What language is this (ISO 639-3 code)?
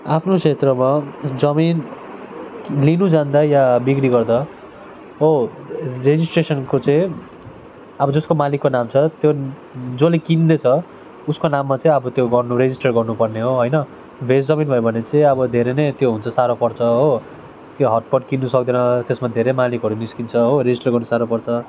nep